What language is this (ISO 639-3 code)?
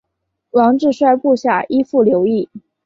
zho